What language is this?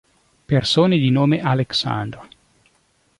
Italian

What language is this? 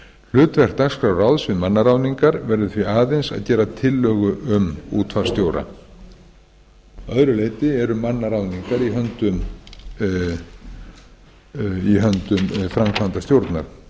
Icelandic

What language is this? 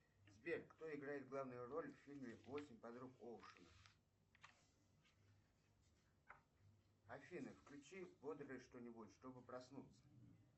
Russian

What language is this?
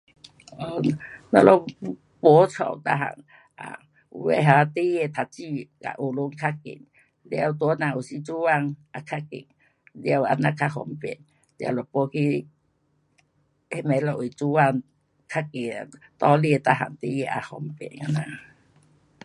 Pu-Xian Chinese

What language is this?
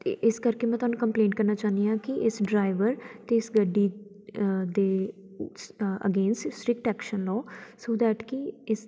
Punjabi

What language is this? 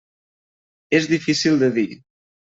Catalan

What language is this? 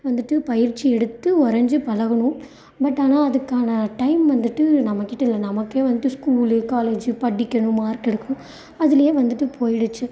Tamil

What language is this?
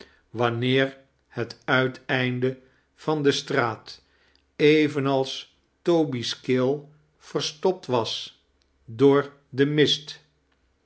Dutch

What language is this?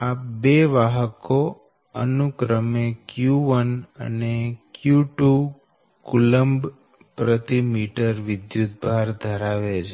Gujarati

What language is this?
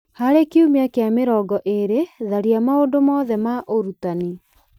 Kikuyu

